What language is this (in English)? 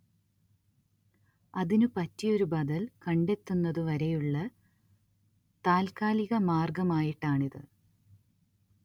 Malayalam